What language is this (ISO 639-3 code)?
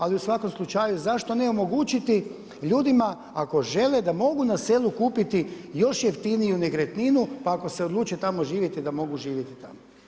hrv